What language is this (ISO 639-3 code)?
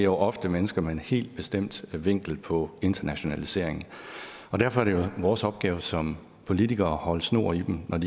dan